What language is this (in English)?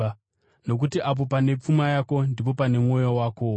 Shona